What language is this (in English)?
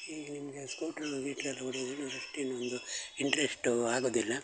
Kannada